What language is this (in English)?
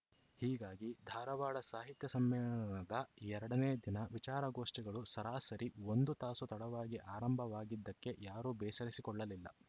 Kannada